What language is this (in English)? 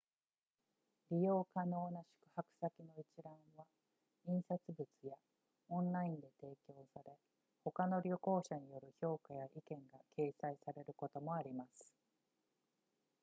Japanese